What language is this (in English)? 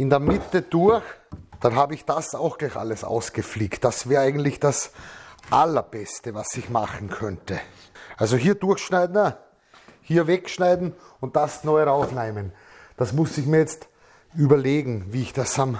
German